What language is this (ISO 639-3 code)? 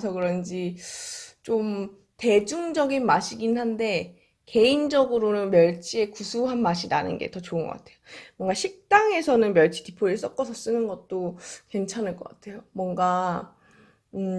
kor